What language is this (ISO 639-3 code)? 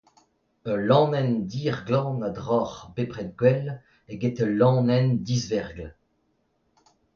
bre